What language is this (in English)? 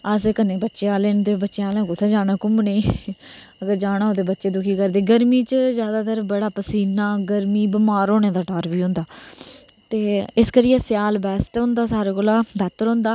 Dogri